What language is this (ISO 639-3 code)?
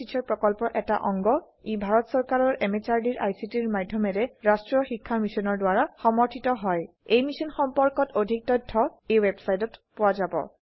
asm